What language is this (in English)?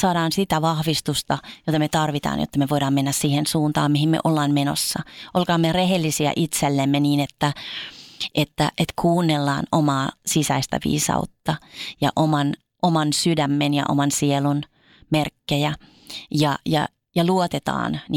Finnish